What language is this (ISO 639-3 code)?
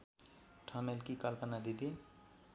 nep